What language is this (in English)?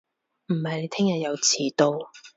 Cantonese